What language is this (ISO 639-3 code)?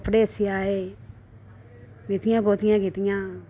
doi